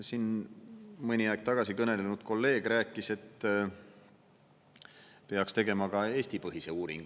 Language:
Estonian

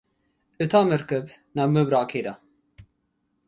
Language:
Tigrinya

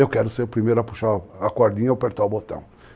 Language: Portuguese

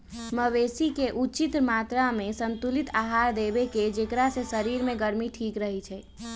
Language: Magahi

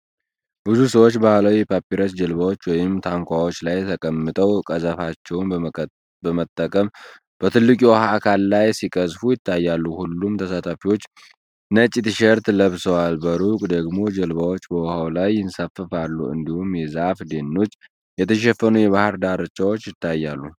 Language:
Amharic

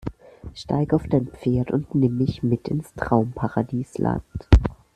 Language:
German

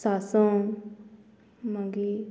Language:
Konkani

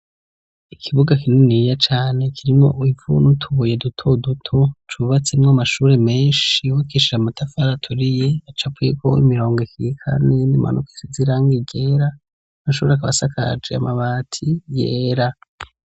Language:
Rundi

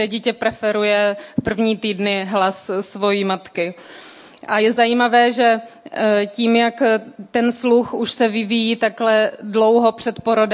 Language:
Czech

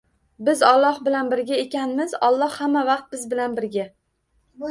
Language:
Uzbek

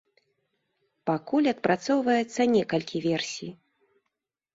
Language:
Belarusian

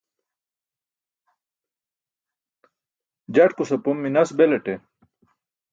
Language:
Burushaski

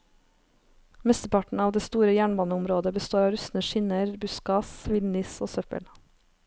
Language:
Norwegian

